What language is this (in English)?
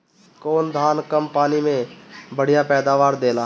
Bhojpuri